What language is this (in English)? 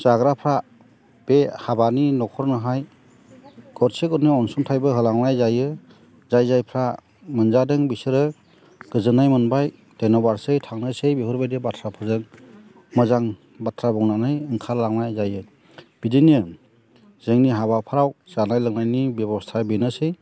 Bodo